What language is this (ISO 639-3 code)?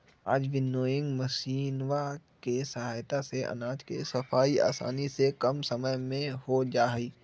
mag